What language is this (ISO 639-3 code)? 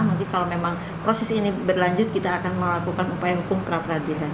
ind